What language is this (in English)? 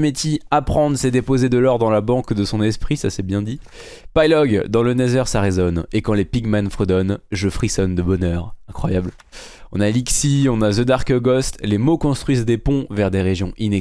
French